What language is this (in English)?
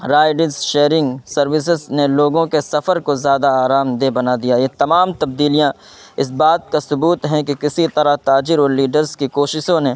Urdu